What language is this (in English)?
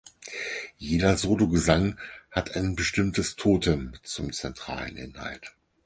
German